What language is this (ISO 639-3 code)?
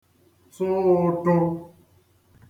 ibo